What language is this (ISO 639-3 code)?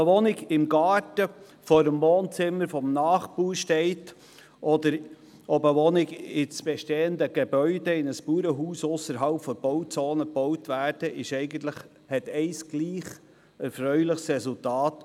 gsw